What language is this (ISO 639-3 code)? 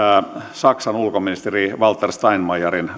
fin